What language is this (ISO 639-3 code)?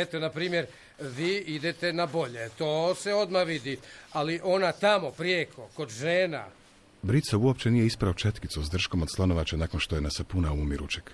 hrv